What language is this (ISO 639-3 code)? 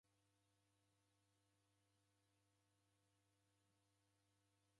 dav